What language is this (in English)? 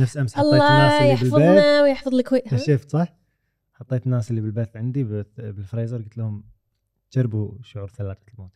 Arabic